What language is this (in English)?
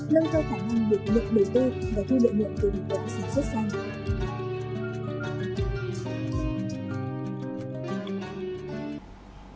Vietnamese